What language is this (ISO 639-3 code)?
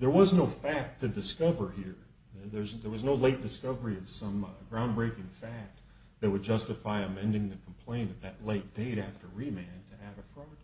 eng